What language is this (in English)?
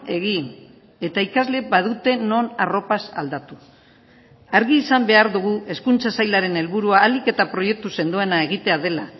Basque